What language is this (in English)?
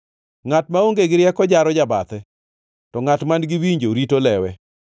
Luo (Kenya and Tanzania)